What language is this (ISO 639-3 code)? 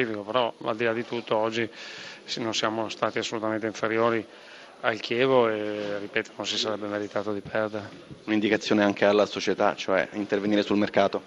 ita